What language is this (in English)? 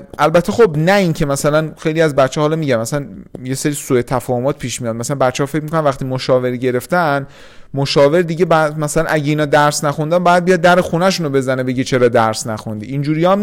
Persian